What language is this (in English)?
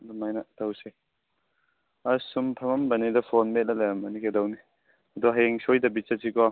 Manipuri